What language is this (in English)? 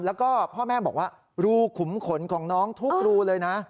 Thai